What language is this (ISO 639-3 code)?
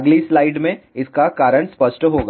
hin